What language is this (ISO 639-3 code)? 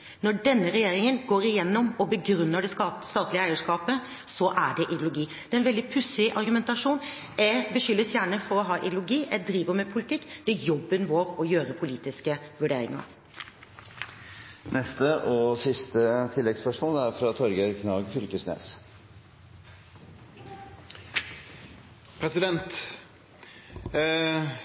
nor